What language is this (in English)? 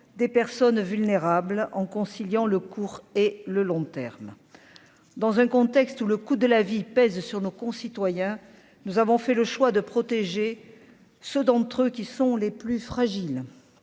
French